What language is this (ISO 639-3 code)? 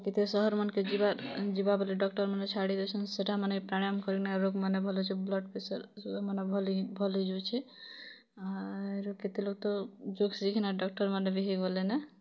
ori